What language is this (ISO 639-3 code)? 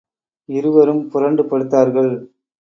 tam